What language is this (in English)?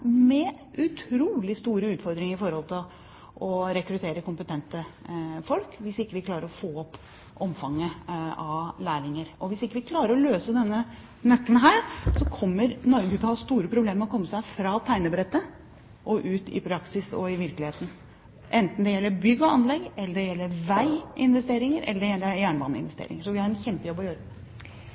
Norwegian Bokmål